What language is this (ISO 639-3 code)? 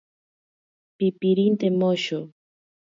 prq